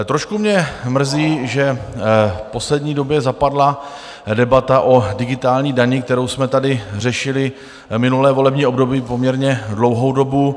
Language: Czech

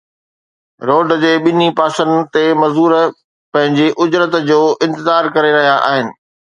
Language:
Sindhi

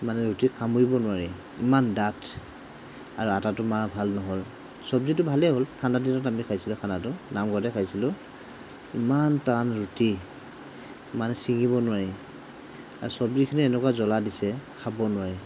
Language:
Assamese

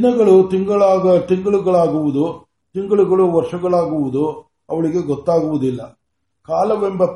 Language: Kannada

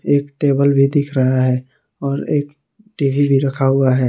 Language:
Hindi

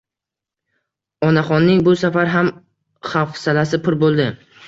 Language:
Uzbek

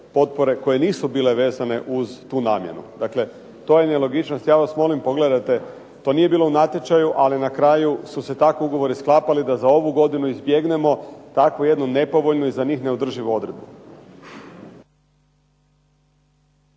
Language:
Croatian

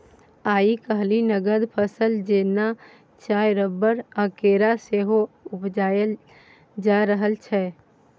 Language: Maithili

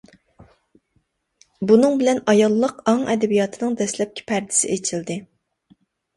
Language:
Uyghur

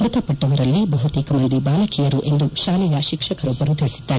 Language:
Kannada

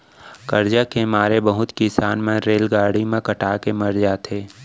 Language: Chhattisgarhi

